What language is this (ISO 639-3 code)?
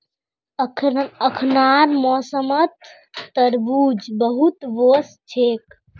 mag